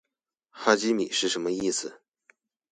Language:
Chinese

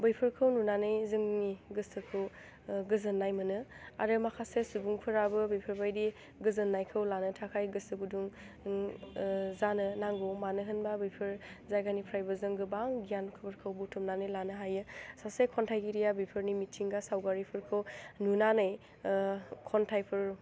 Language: Bodo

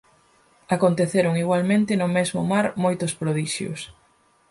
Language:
Galician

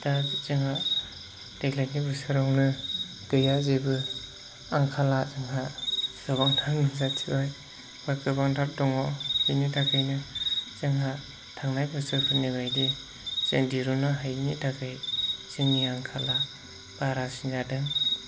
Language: Bodo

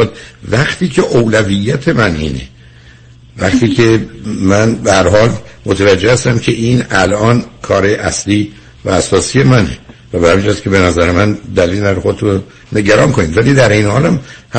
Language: Persian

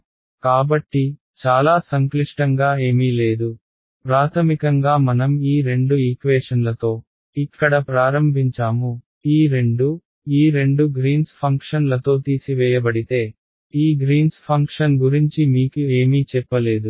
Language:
Telugu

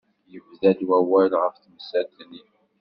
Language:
Kabyle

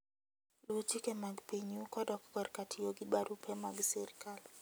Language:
Luo (Kenya and Tanzania)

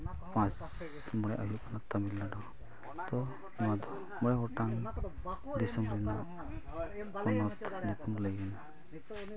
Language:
Santali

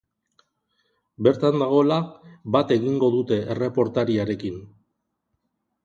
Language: Basque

